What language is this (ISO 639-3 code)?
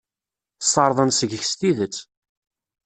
kab